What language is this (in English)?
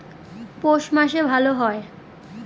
Bangla